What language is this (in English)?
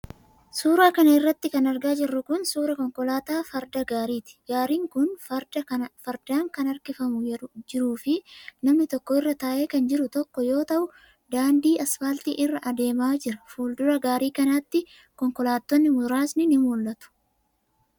Oromo